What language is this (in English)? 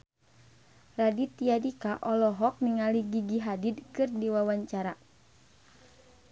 Sundanese